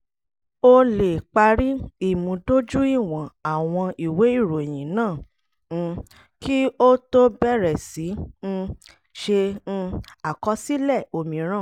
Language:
Yoruba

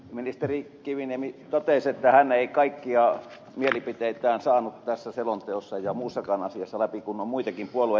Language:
Finnish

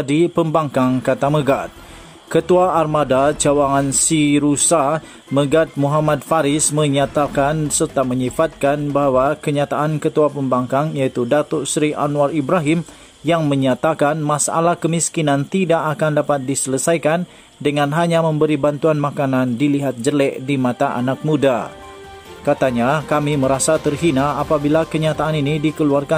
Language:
Malay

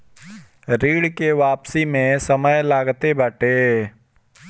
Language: Bhojpuri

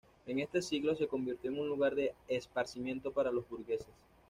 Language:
Spanish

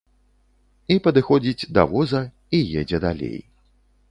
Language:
Belarusian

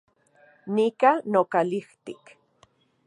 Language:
Central Puebla Nahuatl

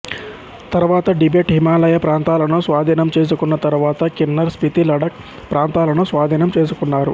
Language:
Telugu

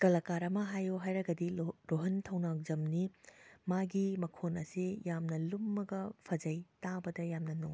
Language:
Manipuri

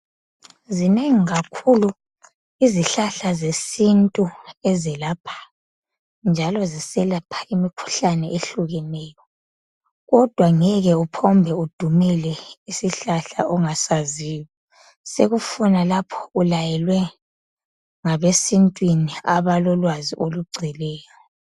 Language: North Ndebele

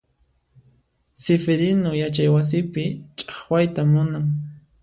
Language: Puno Quechua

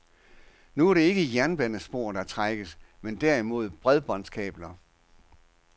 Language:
Danish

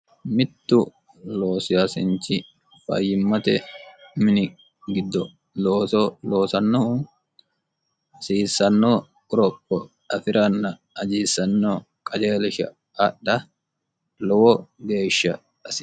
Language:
Sidamo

